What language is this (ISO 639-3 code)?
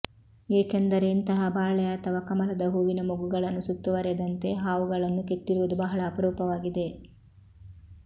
kan